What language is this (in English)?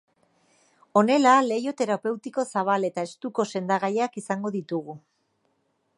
Basque